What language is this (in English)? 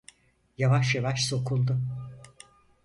Turkish